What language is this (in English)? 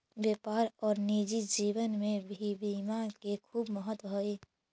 Magahi